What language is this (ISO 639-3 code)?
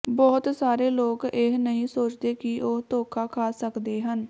pan